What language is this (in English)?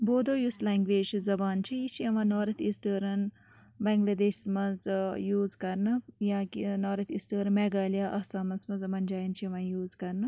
Kashmiri